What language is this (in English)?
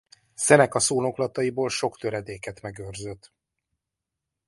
Hungarian